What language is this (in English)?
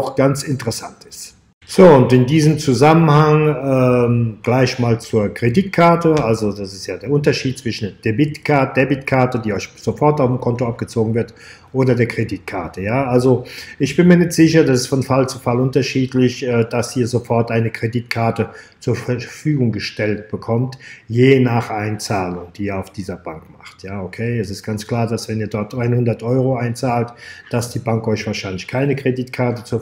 German